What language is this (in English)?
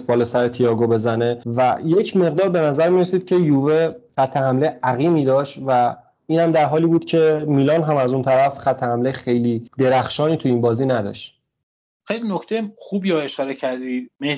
Persian